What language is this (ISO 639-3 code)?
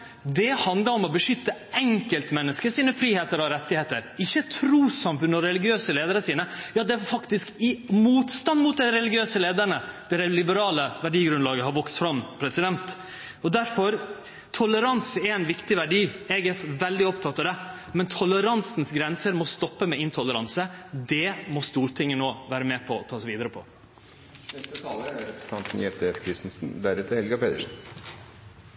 nor